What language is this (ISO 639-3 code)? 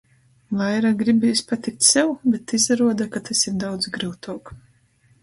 ltg